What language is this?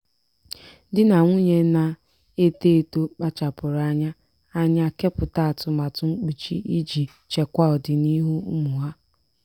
Igbo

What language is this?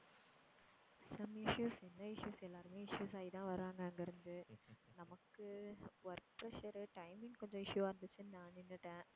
Tamil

